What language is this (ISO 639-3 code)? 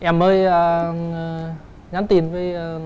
vie